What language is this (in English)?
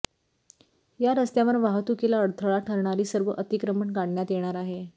Marathi